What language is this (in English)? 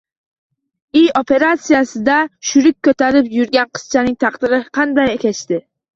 Uzbek